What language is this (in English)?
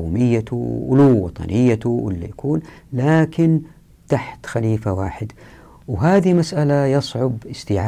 Arabic